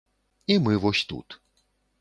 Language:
Belarusian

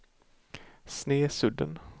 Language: Swedish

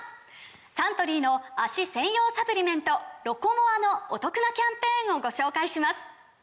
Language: Japanese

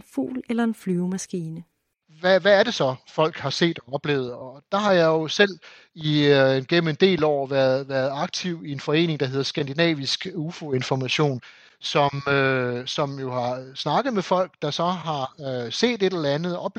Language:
Danish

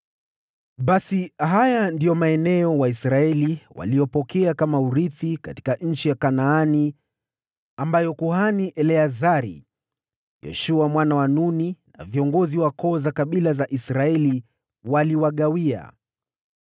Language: Swahili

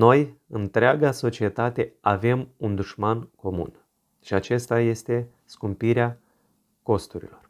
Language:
Romanian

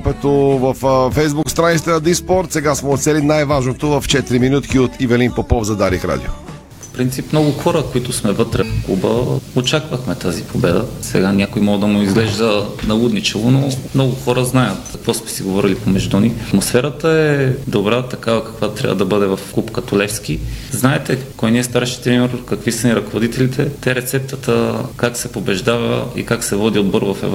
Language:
Bulgarian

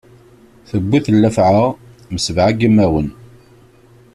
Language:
Kabyle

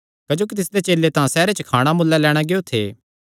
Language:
Kangri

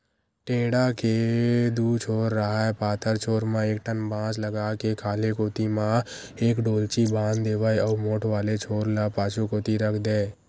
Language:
Chhattisgarhi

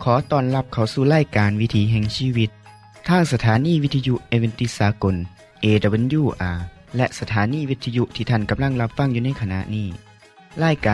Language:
Thai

